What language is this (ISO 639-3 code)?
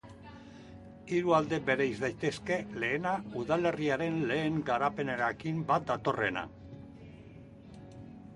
eus